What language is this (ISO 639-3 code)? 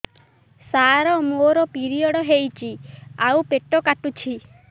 ori